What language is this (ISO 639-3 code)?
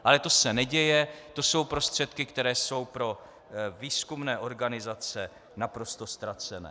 ces